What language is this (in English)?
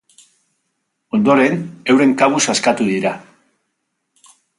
Basque